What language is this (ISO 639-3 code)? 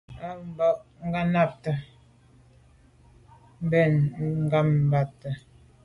byv